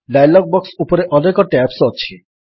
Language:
Odia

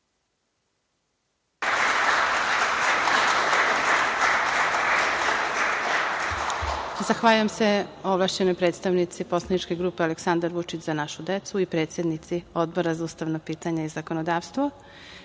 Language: Serbian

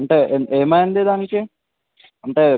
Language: Telugu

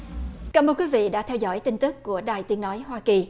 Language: Vietnamese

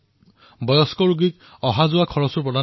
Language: Assamese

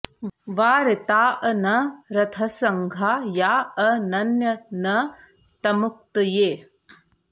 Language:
Sanskrit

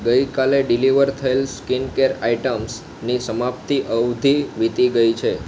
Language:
Gujarati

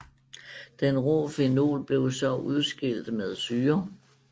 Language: Danish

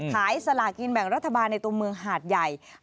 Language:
Thai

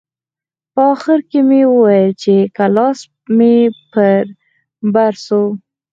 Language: Pashto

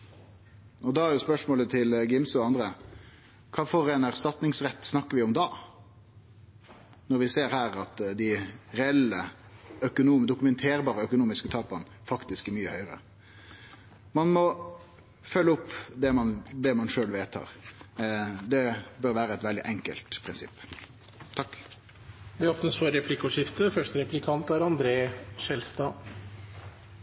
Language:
Norwegian Nynorsk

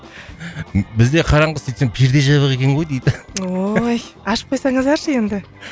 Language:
Kazakh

